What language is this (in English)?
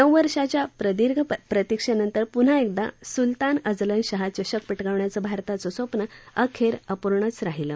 Marathi